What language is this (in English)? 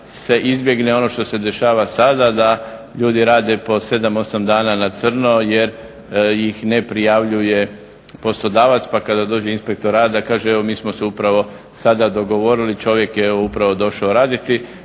Croatian